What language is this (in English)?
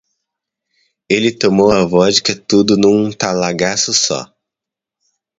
Portuguese